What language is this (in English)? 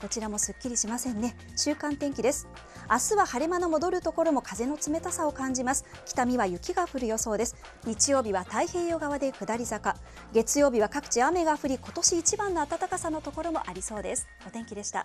Japanese